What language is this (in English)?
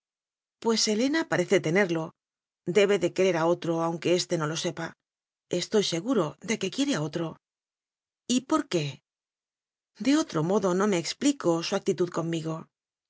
Spanish